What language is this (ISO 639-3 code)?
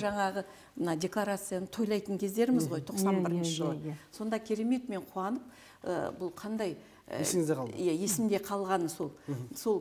tur